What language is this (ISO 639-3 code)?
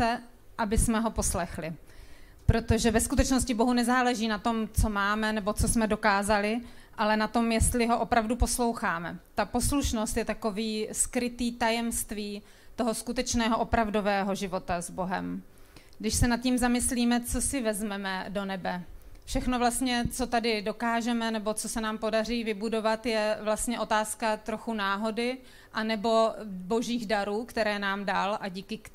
ces